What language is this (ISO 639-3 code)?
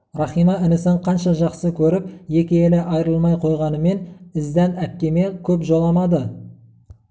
kaz